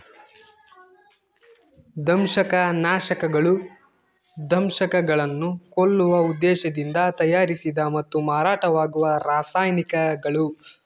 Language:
Kannada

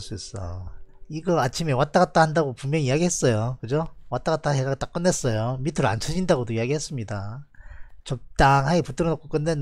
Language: Korean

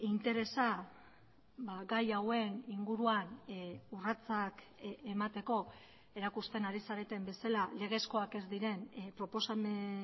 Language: Basque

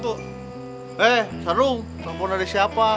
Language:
Indonesian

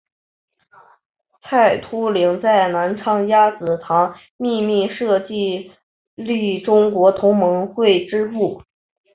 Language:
Chinese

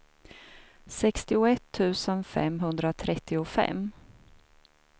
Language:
Swedish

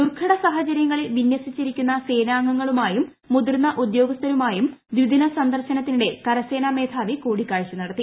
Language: Malayalam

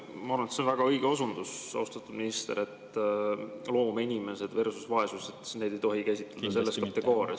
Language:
Estonian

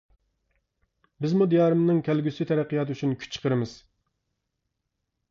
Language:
Uyghur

